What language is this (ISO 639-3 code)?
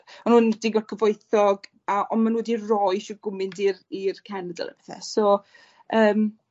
cym